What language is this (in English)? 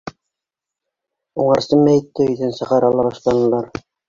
Bashkir